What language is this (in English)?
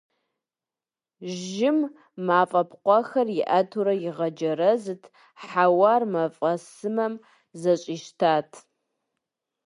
Kabardian